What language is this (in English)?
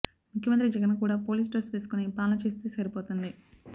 Telugu